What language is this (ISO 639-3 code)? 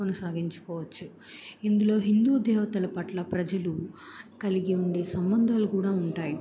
tel